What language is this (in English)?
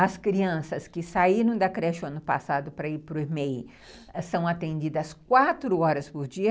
Portuguese